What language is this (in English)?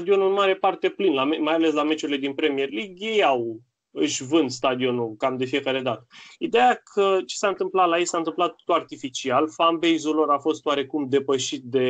Romanian